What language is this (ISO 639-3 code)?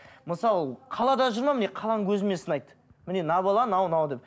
kaz